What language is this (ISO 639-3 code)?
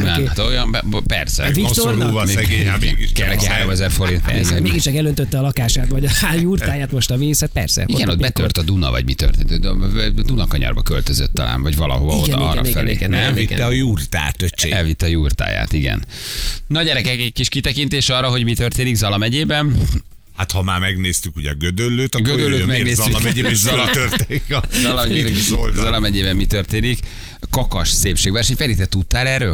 hun